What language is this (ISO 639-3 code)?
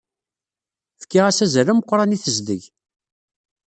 kab